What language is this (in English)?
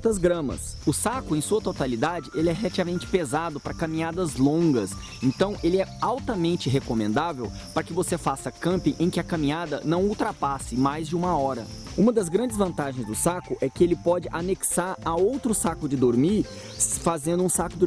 Portuguese